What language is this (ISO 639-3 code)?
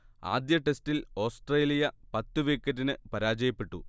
mal